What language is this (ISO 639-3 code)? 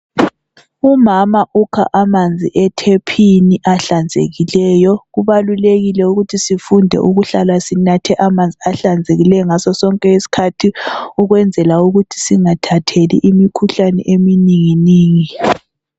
nde